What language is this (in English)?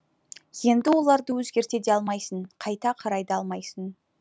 Kazakh